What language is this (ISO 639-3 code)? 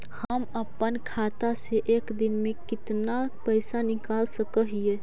mag